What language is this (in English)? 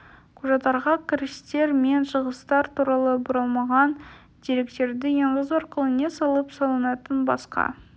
Kazakh